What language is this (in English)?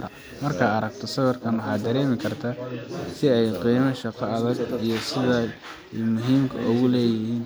Somali